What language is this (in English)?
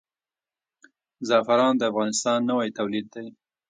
Pashto